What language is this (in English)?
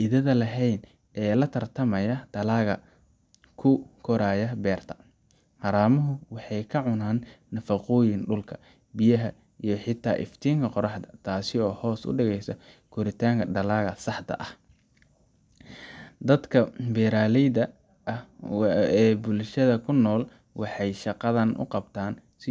Somali